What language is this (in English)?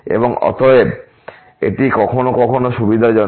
Bangla